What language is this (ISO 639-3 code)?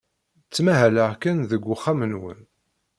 kab